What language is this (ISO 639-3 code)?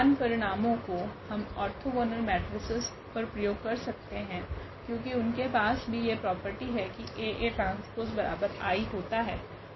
hin